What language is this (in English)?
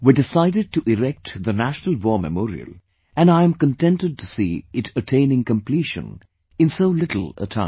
English